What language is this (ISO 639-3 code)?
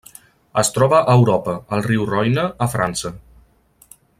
cat